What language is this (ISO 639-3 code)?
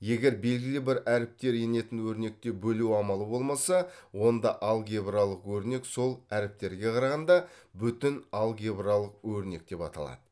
kaz